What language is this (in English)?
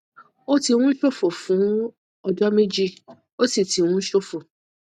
Yoruba